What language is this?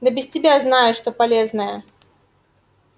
Russian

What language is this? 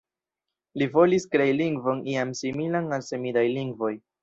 Esperanto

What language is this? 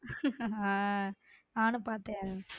Tamil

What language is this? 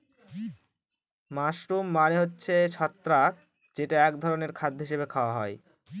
Bangla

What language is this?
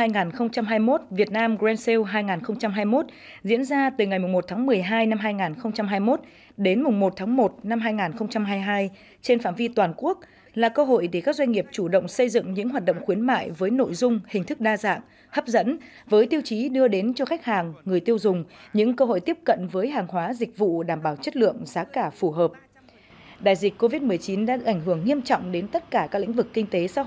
Vietnamese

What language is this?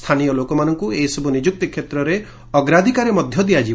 Odia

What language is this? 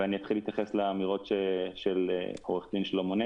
Hebrew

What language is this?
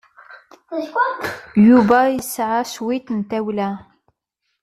Kabyle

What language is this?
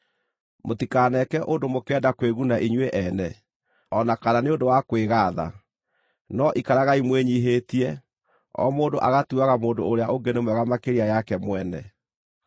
Kikuyu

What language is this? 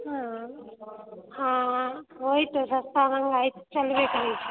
Maithili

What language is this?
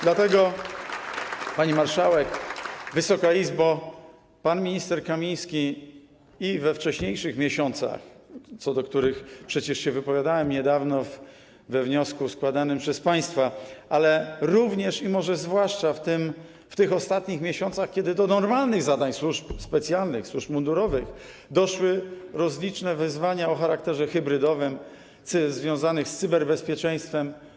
Polish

